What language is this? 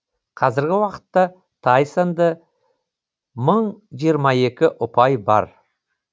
Kazakh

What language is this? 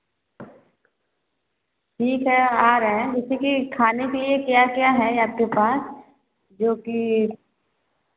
Hindi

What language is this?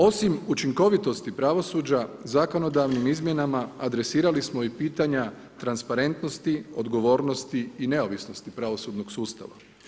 Croatian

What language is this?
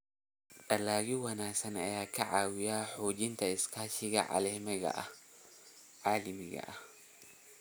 Somali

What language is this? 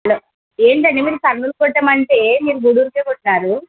Telugu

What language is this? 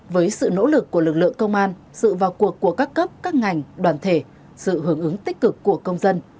Vietnamese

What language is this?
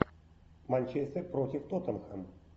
Russian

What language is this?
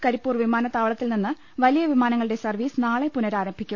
Malayalam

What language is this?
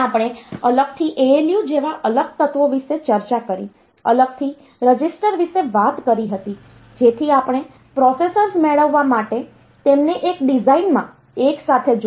Gujarati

